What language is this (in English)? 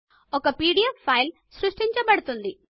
Telugu